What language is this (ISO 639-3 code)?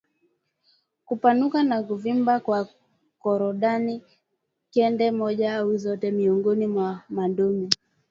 swa